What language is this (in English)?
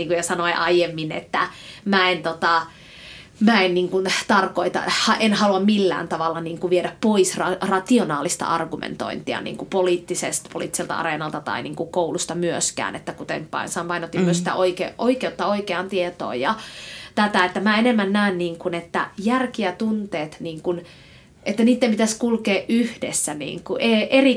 Finnish